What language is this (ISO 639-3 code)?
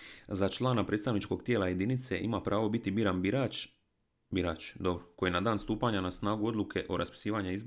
hrv